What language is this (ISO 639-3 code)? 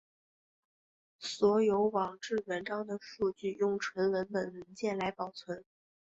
zho